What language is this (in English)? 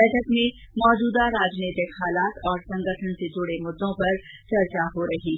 Hindi